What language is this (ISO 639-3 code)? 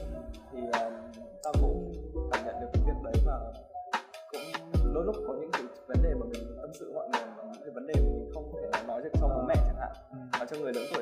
vie